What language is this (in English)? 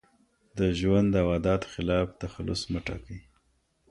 Pashto